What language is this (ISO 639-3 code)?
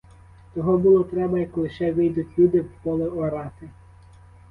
ukr